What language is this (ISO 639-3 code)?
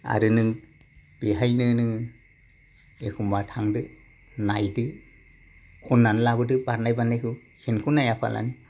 brx